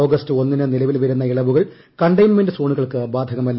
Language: Malayalam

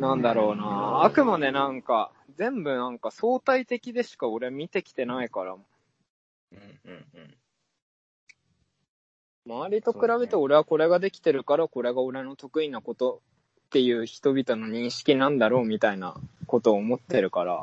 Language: Japanese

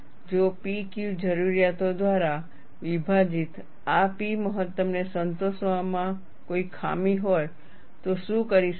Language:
Gujarati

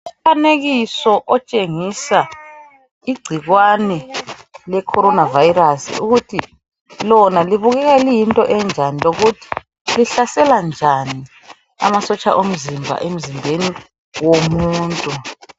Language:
North Ndebele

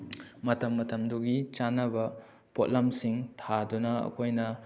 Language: Manipuri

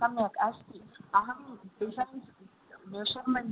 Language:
Sanskrit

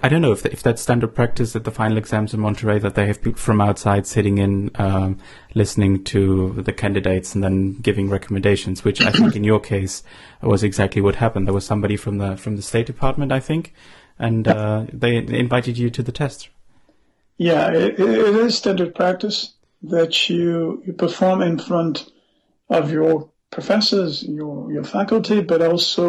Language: English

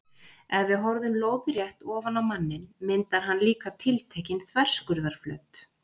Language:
Icelandic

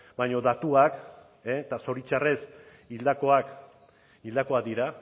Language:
Basque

